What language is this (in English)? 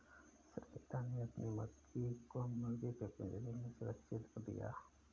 Hindi